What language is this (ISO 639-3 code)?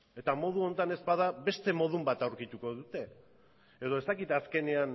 eus